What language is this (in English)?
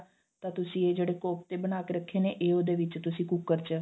Punjabi